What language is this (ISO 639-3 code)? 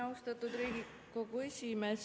est